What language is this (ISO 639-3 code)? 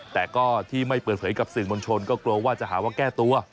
tha